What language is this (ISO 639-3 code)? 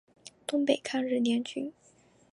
zho